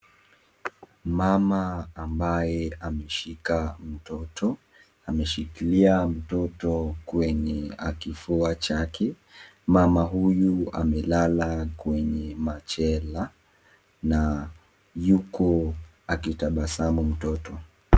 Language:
Swahili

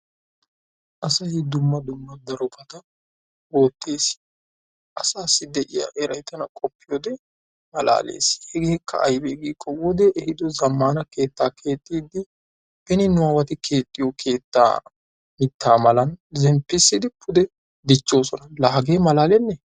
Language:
Wolaytta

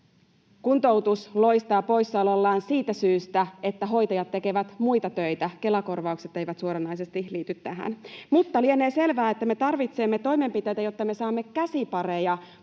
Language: Finnish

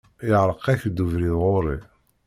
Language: Kabyle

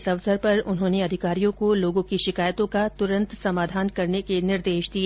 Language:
Hindi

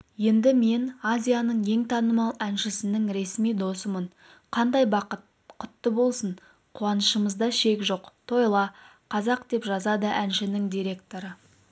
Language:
Kazakh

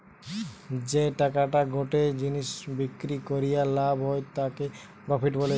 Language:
Bangla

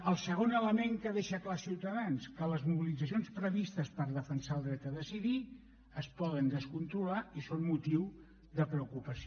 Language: Catalan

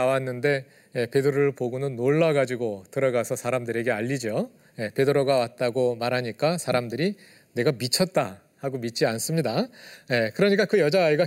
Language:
Korean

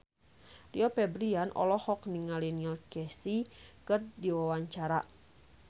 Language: Sundanese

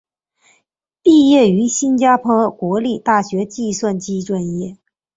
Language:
Chinese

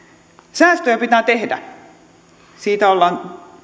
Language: Finnish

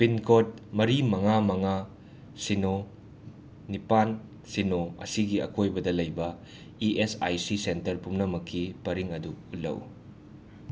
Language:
Manipuri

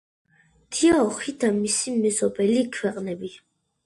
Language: Georgian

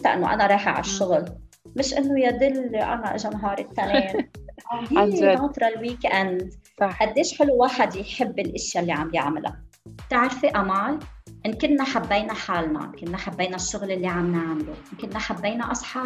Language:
Arabic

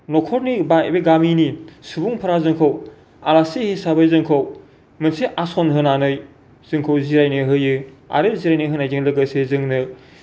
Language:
Bodo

